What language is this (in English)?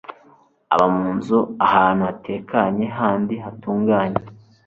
Kinyarwanda